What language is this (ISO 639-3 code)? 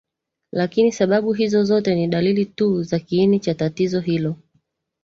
swa